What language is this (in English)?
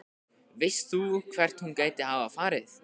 Icelandic